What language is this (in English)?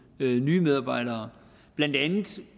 Danish